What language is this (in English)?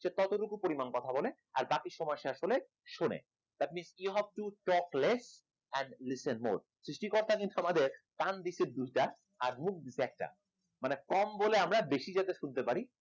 Bangla